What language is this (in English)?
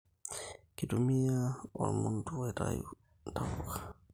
Masai